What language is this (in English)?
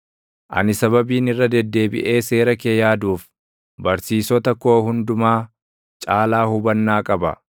Oromo